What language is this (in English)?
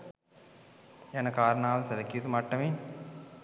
Sinhala